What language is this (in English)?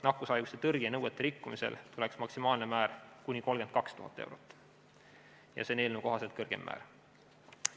Estonian